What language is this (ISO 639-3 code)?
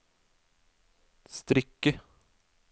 nor